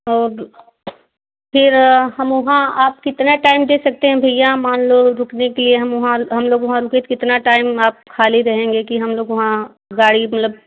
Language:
Hindi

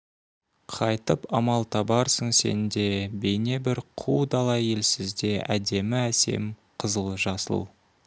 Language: Kazakh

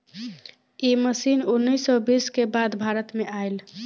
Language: Bhojpuri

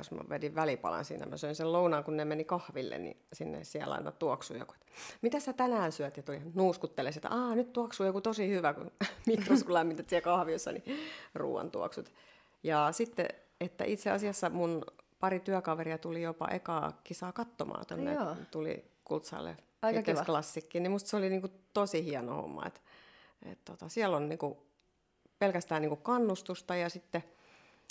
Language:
Finnish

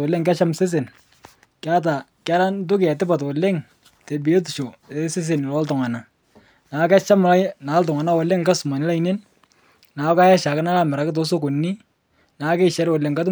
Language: Masai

